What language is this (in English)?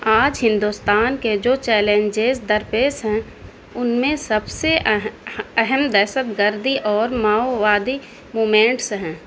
Urdu